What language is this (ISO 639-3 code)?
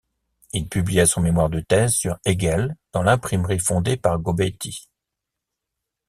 fra